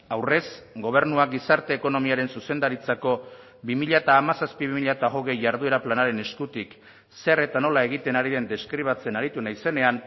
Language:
Basque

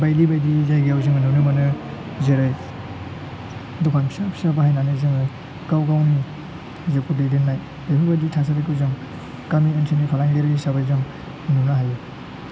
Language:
Bodo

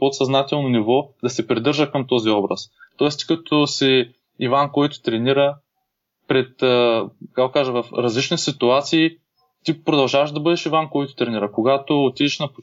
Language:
Bulgarian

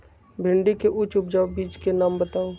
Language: Magahi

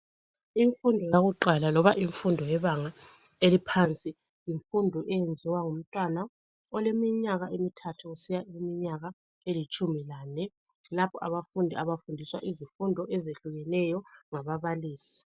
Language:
North Ndebele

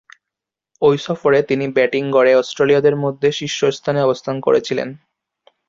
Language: Bangla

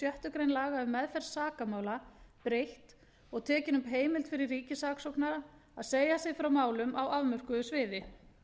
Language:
Icelandic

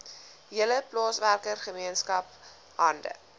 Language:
Afrikaans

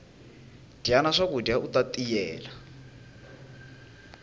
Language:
Tsonga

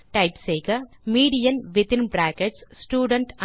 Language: Tamil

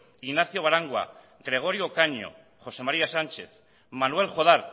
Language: Basque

